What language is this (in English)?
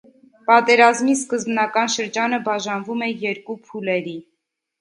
Armenian